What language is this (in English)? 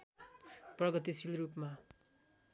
Nepali